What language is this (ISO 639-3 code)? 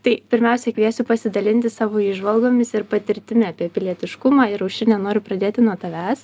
lit